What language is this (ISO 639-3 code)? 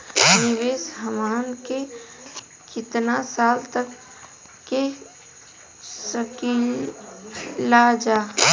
bho